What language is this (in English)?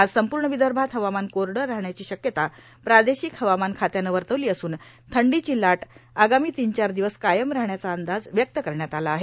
Marathi